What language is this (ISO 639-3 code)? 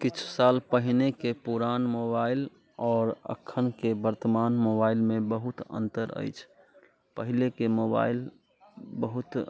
mai